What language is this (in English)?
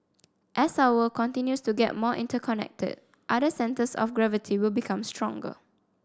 English